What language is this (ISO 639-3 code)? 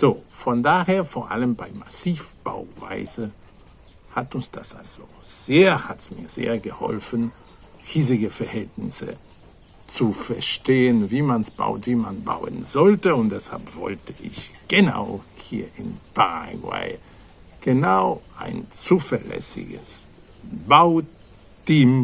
deu